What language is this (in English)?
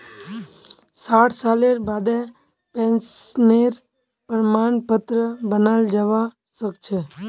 Magahi